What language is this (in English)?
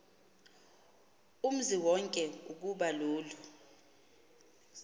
Xhosa